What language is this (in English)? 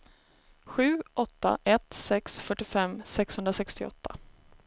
Swedish